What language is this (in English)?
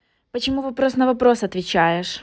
Russian